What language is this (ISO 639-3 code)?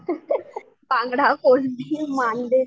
mar